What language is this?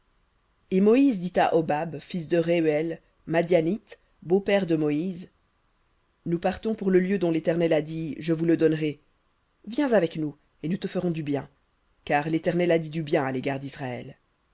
French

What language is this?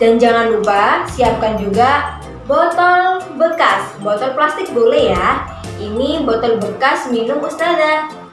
Indonesian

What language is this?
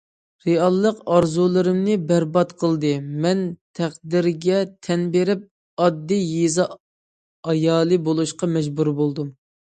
Uyghur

